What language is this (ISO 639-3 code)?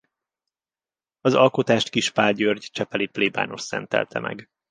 hun